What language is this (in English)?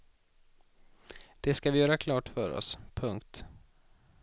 Swedish